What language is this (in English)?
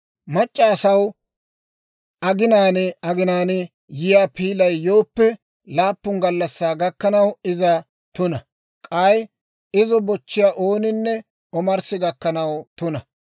Dawro